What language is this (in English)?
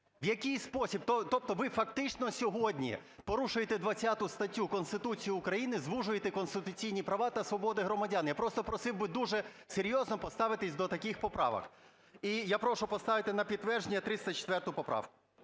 Ukrainian